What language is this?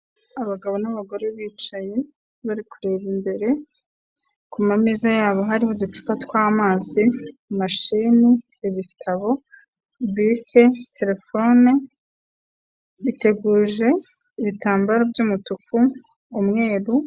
Kinyarwanda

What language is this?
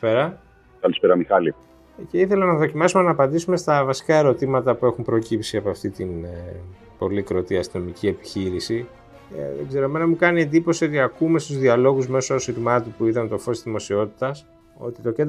Greek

